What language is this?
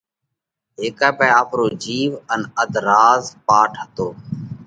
Parkari Koli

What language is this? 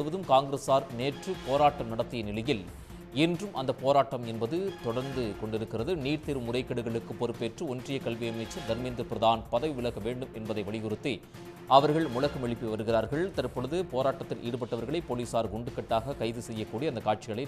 Tamil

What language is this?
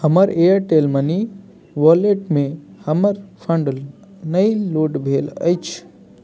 Maithili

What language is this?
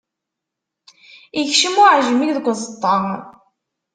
Kabyle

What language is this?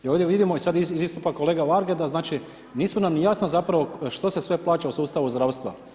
Croatian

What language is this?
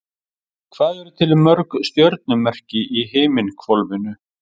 Icelandic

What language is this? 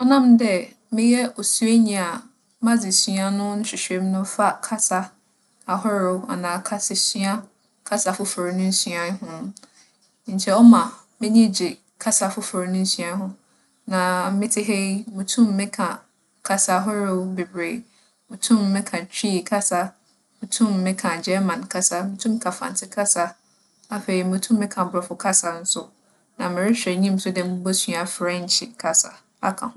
Akan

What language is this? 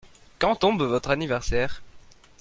French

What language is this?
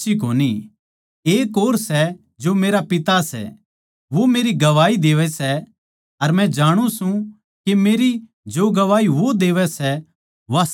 Haryanvi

